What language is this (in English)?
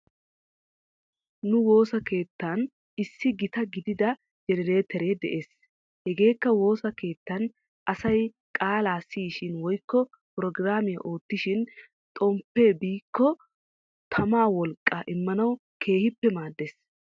Wolaytta